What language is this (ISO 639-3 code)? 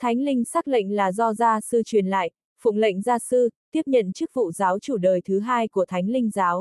vie